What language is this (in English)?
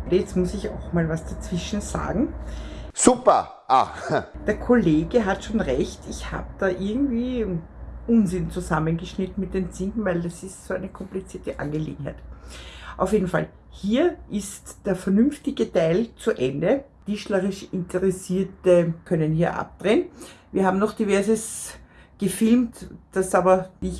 German